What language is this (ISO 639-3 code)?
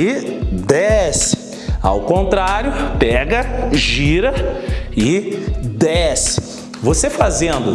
por